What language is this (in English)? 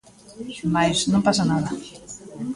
Galician